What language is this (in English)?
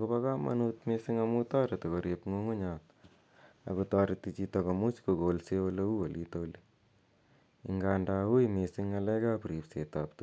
Kalenjin